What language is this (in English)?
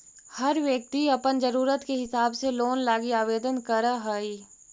Magahi